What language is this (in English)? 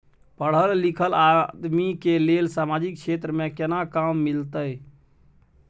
Maithili